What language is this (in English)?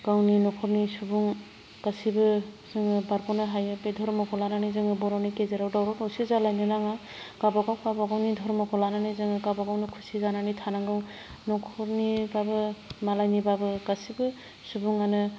Bodo